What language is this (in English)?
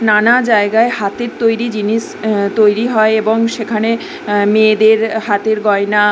Bangla